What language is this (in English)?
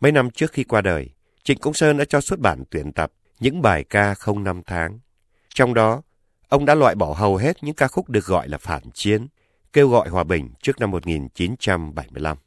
Vietnamese